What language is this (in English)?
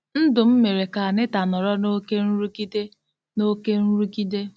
Igbo